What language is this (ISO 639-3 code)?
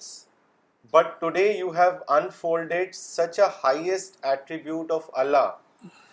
urd